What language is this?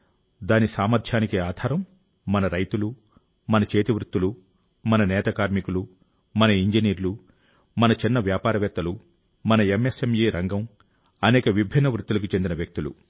Telugu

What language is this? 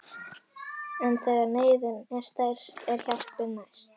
Icelandic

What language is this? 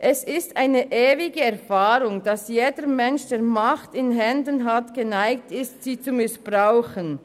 Swiss German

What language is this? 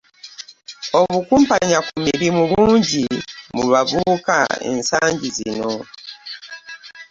Ganda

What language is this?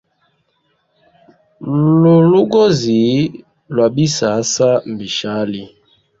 Hemba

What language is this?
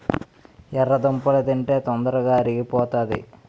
Telugu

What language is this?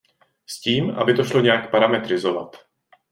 Czech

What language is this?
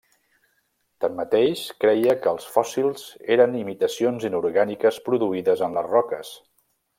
Catalan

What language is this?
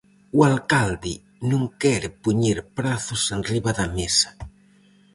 Galician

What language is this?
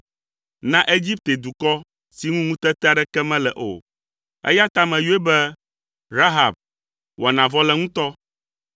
Ewe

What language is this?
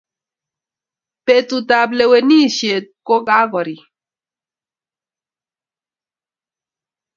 Kalenjin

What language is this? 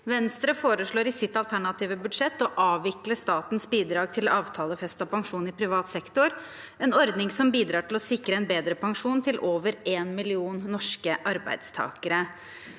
Norwegian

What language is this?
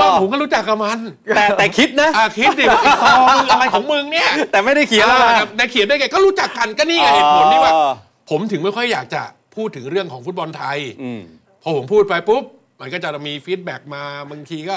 Thai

